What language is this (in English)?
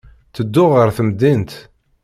Kabyle